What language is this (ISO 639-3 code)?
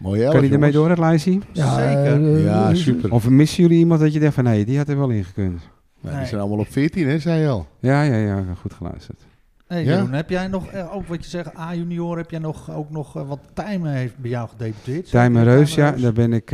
nld